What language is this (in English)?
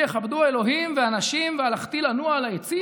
Hebrew